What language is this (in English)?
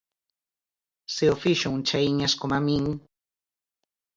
Galician